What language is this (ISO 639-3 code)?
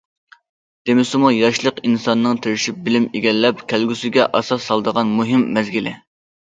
uig